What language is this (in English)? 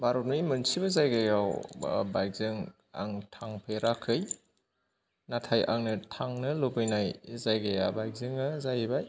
Bodo